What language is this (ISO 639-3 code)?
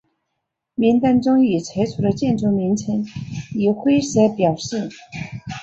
zho